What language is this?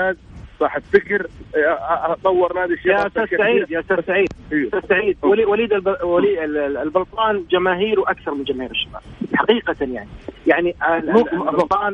Arabic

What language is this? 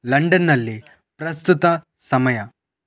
Kannada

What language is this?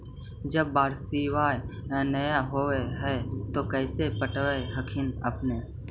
Magahi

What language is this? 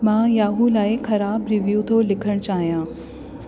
Sindhi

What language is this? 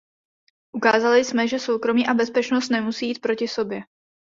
Czech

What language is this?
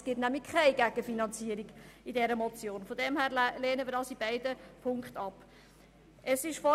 Swiss German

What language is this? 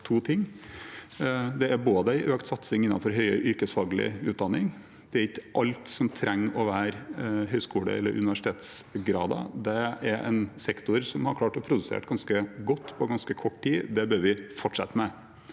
Norwegian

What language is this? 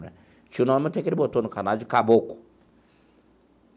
Portuguese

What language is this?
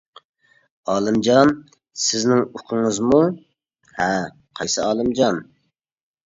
Uyghur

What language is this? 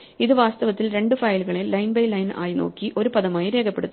Malayalam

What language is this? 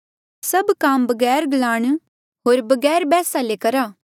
Mandeali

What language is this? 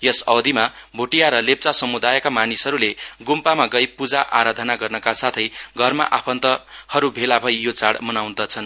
Nepali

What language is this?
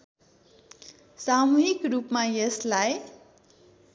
Nepali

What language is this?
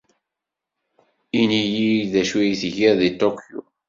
Kabyle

